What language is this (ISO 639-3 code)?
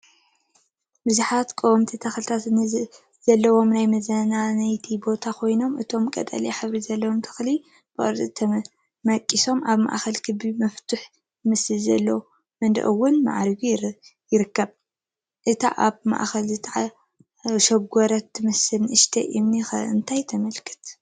tir